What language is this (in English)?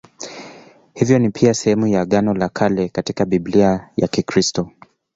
Swahili